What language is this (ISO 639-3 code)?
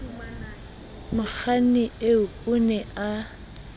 sot